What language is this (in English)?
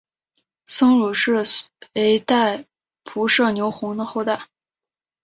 Chinese